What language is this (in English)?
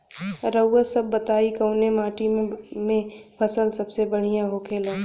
Bhojpuri